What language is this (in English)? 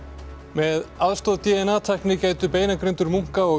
Icelandic